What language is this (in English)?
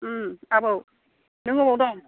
Bodo